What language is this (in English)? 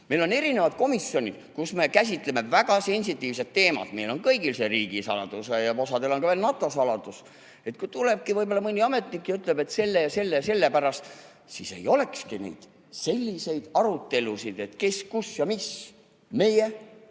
Estonian